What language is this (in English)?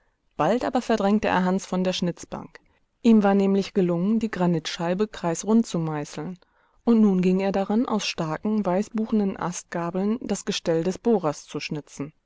German